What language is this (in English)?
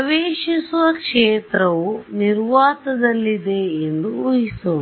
Kannada